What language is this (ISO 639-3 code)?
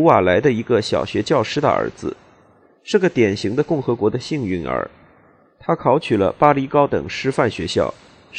zho